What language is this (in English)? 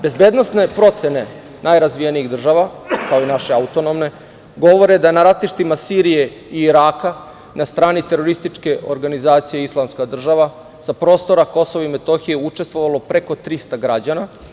Serbian